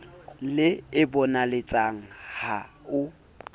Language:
Southern Sotho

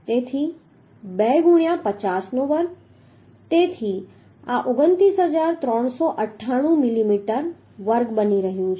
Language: Gujarati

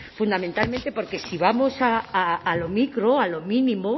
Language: Spanish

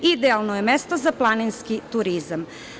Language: Serbian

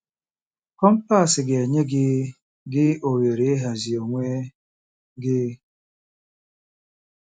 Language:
Igbo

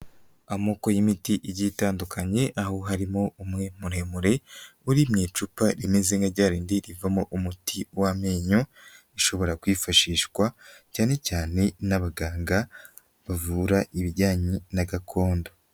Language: Kinyarwanda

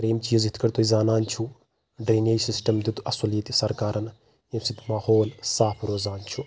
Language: Kashmiri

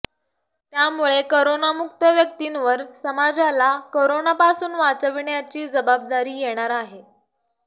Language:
Marathi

